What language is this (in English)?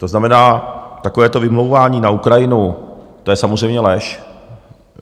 Czech